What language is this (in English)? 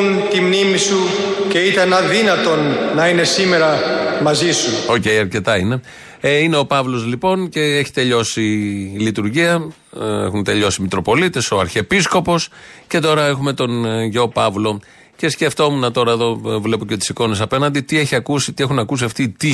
Greek